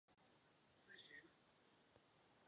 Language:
Czech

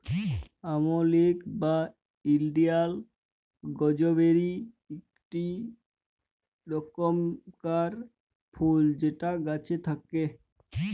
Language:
Bangla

